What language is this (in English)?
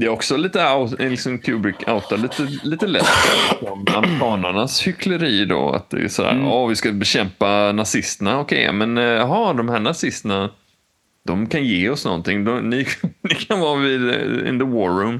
Swedish